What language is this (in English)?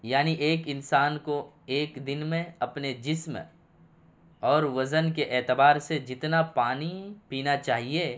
Urdu